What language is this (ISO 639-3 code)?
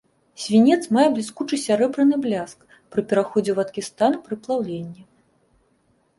bel